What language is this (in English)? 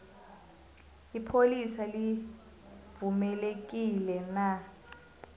South Ndebele